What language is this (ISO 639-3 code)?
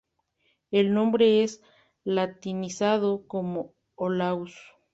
spa